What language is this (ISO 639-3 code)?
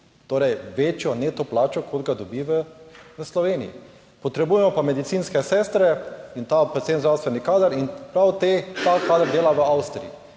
slv